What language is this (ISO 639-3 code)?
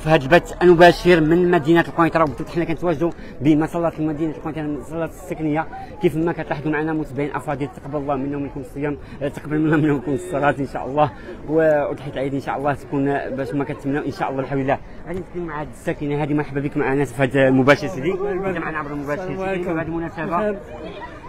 ara